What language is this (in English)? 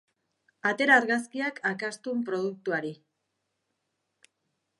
Basque